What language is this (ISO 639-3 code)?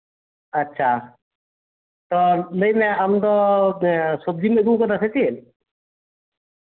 sat